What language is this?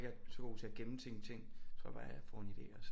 Danish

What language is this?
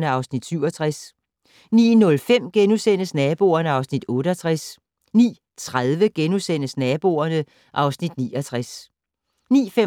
Danish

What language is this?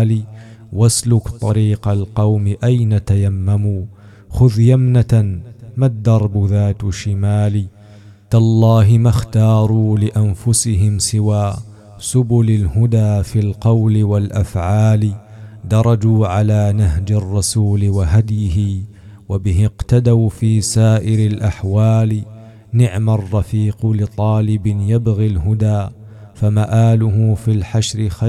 Arabic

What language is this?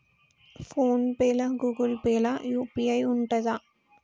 Telugu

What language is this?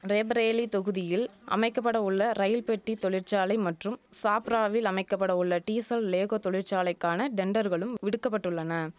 Tamil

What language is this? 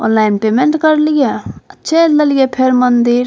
Maithili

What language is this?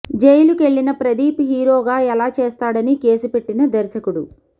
Telugu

